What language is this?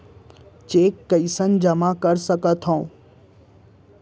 Chhattisgarhi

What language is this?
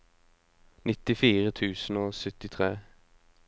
Norwegian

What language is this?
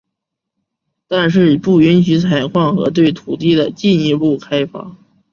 Chinese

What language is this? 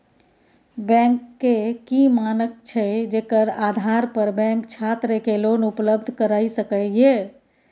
Maithili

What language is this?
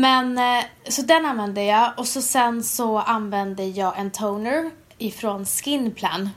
Swedish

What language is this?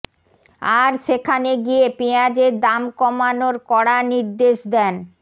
Bangla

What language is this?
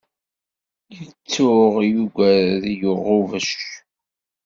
Kabyle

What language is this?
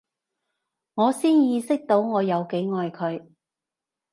Cantonese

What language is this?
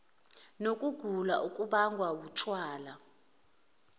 Zulu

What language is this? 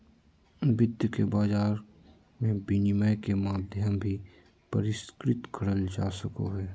Magahi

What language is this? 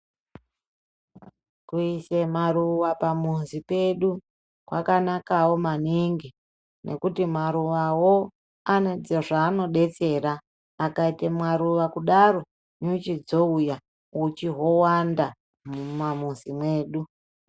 Ndau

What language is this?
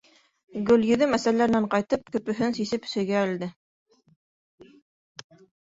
Bashkir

